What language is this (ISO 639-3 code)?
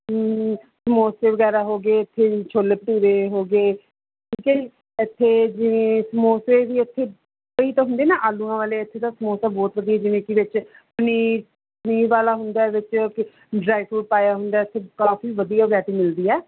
pan